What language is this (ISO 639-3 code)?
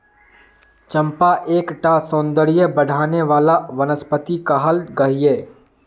mag